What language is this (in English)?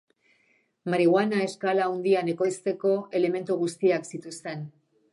Basque